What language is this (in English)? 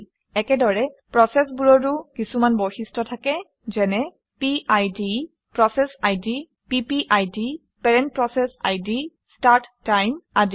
Assamese